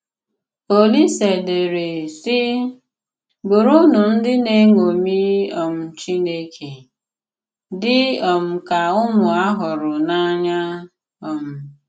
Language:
Igbo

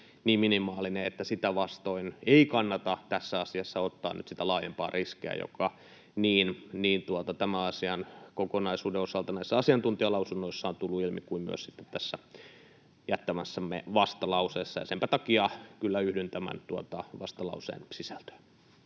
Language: Finnish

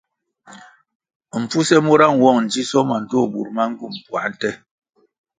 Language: Kwasio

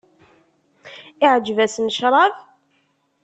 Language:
Kabyle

